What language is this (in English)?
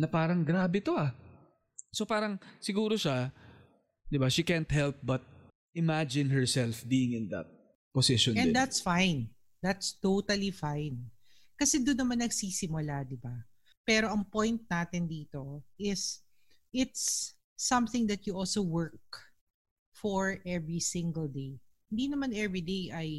Filipino